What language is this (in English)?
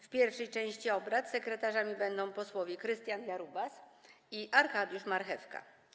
Polish